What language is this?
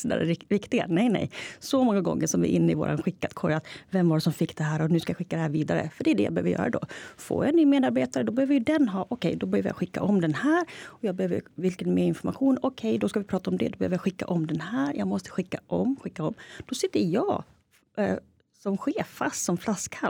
Swedish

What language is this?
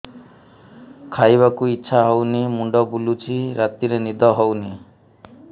Odia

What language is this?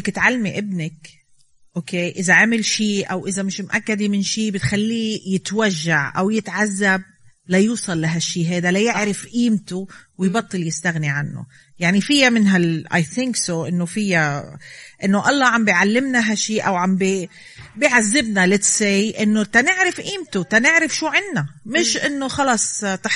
Arabic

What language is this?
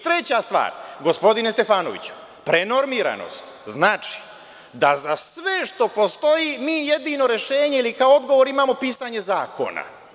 Serbian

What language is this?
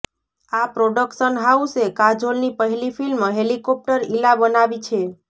Gujarati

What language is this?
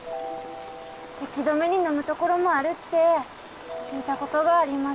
Japanese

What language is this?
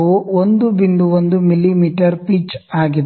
Kannada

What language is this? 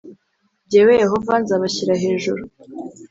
Kinyarwanda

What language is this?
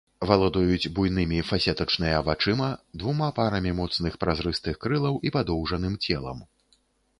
Belarusian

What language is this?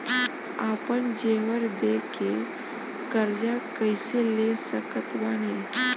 Bhojpuri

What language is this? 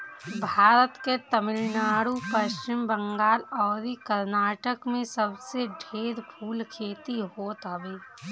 Bhojpuri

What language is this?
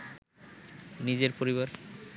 Bangla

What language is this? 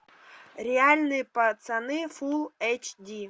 Russian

